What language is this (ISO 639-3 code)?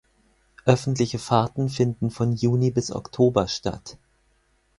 deu